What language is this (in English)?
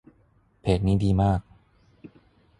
Thai